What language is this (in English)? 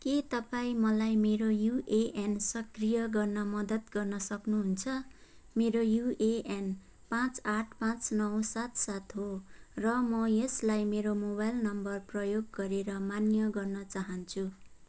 Nepali